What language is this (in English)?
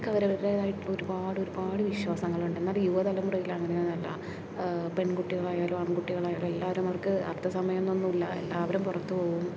Malayalam